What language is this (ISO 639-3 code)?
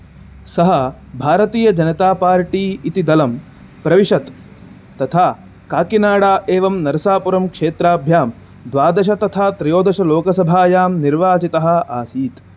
san